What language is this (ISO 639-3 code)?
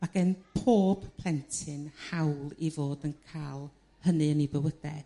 cym